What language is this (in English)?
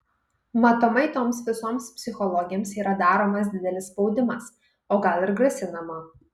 Lithuanian